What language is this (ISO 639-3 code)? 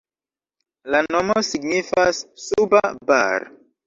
epo